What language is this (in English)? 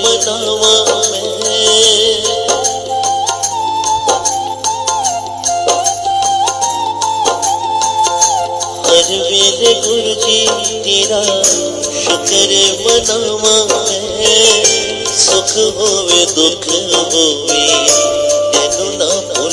Hindi